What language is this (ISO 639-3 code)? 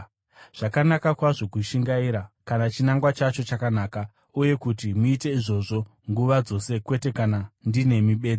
sna